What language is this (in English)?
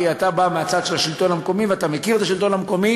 Hebrew